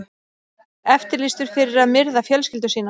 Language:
Icelandic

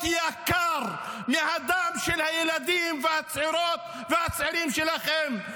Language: Hebrew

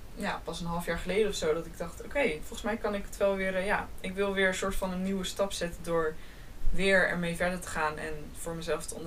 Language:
Dutch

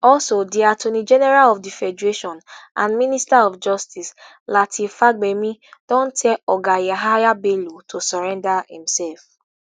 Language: Nigerian Pidgin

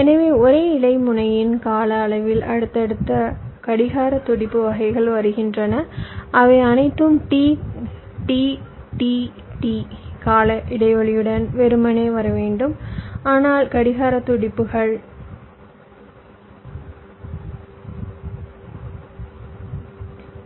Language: Tamil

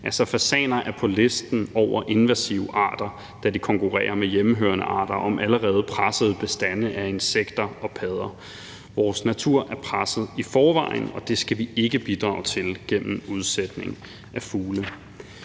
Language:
Danish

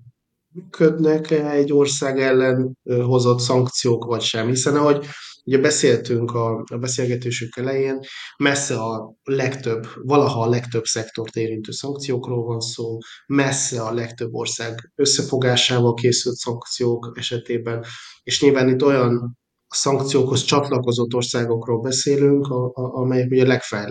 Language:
Hungarian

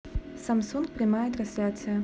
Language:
Russian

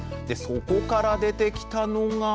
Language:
Japanese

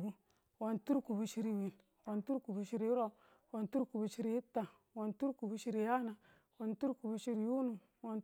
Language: Tula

